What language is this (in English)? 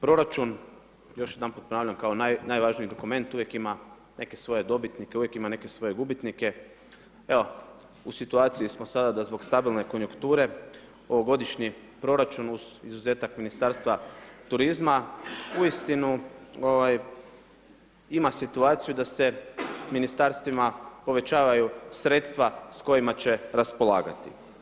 Croatian